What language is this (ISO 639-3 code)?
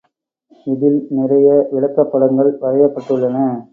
tam